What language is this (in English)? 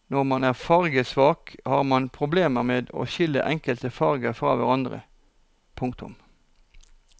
Norwegian